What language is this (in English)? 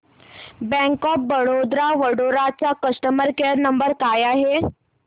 Marathi